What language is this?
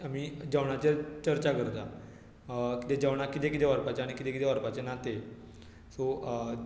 Konkani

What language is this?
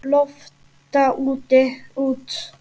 Icelandic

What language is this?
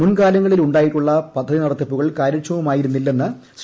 Malayalam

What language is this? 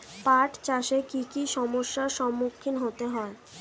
Bangla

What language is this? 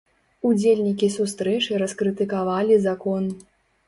Belarusian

